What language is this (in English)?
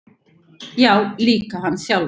Icelandic